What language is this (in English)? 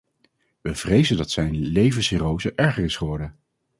Dutch